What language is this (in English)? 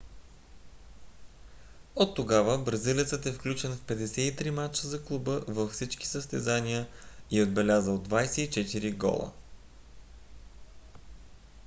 Bulgarian